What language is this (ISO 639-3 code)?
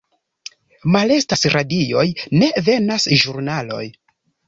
epo